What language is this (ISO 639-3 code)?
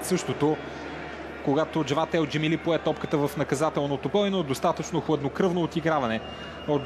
bul